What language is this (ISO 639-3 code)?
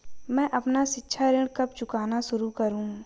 hin